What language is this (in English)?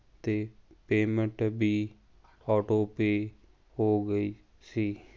Punjabi